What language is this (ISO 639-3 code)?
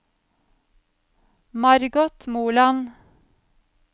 nor